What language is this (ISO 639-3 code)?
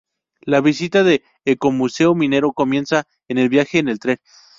spa